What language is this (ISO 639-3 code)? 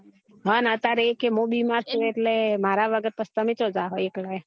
guj